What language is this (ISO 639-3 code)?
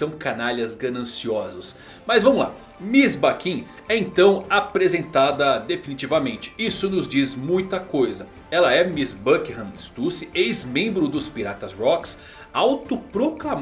por